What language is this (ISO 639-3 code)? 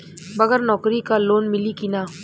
bho